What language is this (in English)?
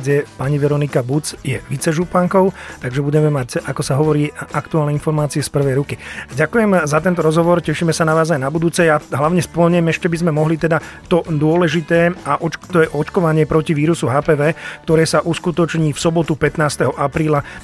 Slovak